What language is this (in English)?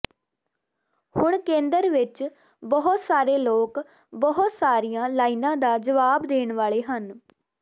Punjabi